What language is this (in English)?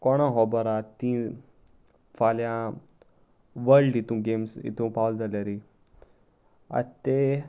Konkani